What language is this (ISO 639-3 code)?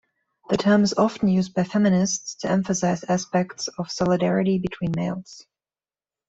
eng